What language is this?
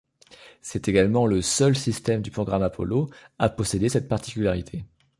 French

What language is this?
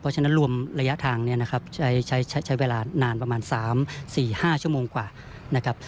Thai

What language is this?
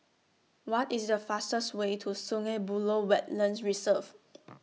English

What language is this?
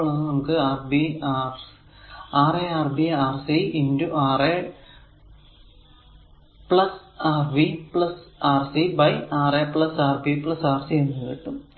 Malayalam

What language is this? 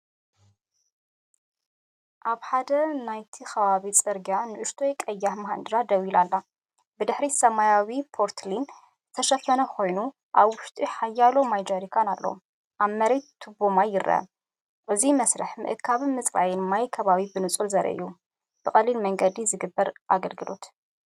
Tigrinya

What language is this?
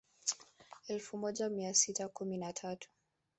Swahili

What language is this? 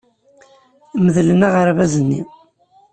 Kabyle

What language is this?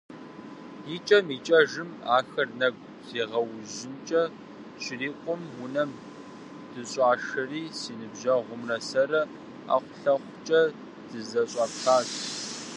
Kabardian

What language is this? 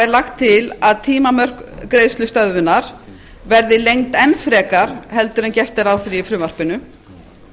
Icelandic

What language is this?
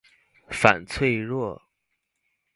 Chinese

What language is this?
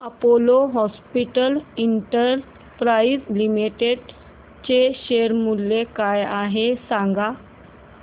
Marathi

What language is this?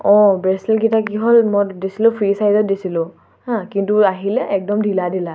Assamese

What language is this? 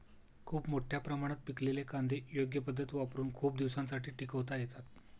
Marathi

